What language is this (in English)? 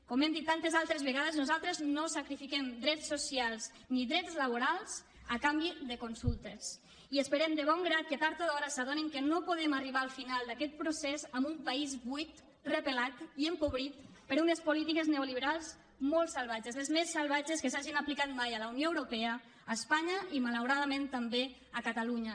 Catalan